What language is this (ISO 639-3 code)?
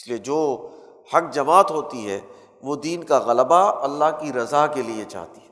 urd